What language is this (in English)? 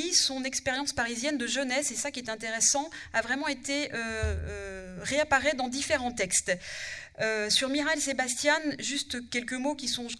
French